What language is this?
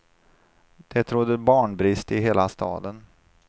Swedish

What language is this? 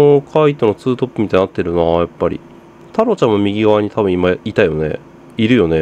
Japanese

